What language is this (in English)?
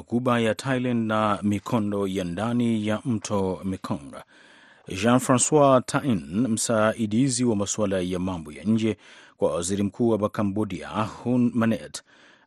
Swahili